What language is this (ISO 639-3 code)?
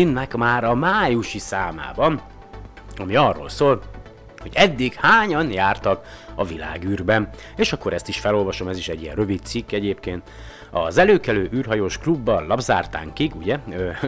hun